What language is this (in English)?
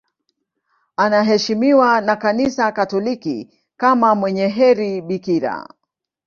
Swahili